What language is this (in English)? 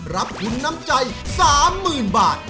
Thai